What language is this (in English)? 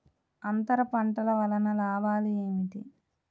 Telugu